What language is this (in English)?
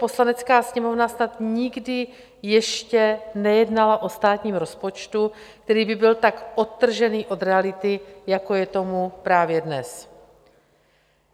Czech